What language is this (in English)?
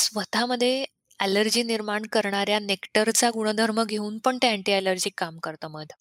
Marathi